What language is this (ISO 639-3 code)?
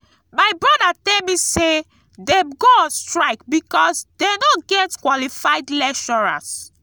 pcm